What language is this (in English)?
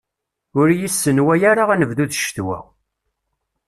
Kabyle